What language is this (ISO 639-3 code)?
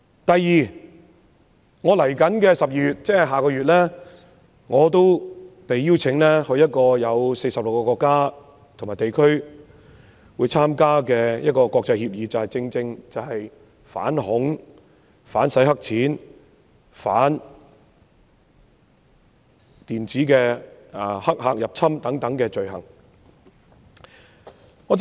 yue